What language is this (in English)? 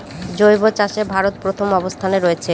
Bangla